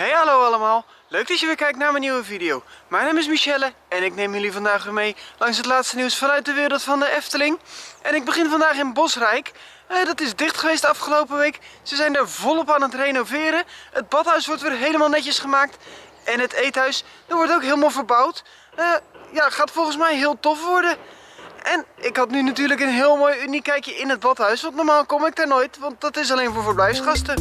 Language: Dutch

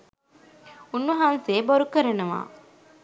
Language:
Sinhala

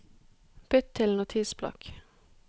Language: Norwegian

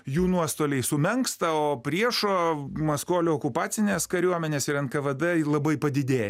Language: Lithuanian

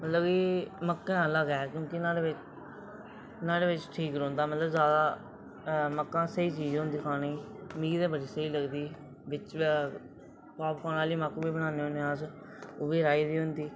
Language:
Dogri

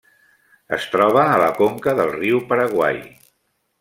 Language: Catalan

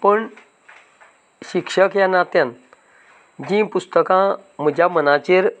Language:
Konkani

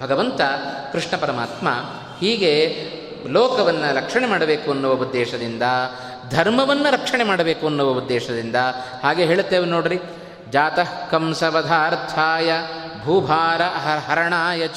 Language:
Kannada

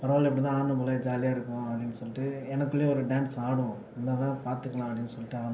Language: Tamil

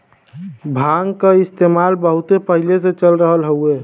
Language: Bhojpuri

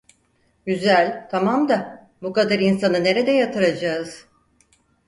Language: Turkish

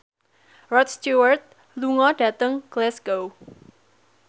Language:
Javanese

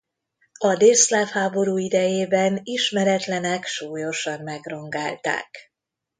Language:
Hungarian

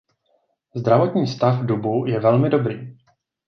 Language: Czech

